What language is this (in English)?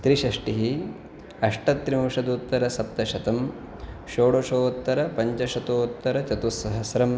Sanskrit